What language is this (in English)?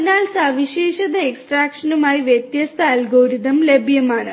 Malayalam